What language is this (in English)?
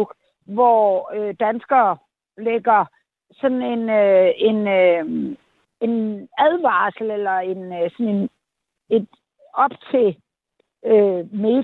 Danish